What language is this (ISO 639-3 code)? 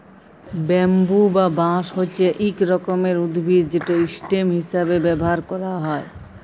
ben